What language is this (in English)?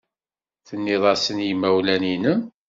Kabyle